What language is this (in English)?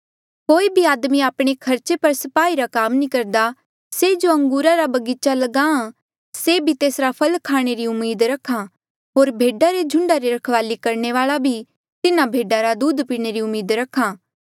Mandeali